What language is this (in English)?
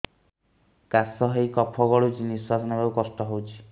Odia